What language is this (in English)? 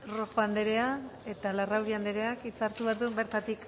Basque